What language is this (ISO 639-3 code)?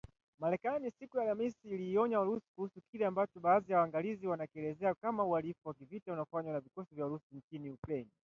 swa